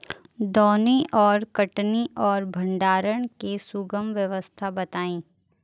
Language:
Bhojpuri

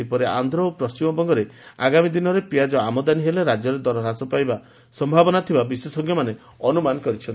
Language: Odia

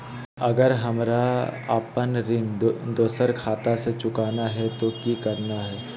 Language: Magahi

